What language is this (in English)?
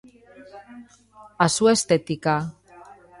Galician